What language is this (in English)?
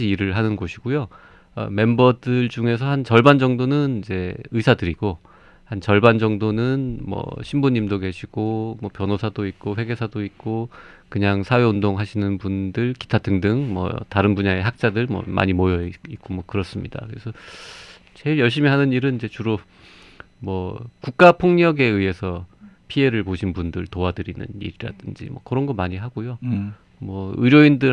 Korean